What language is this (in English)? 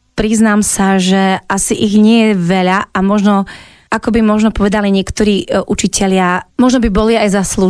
Slovak